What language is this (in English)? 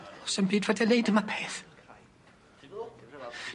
Welsh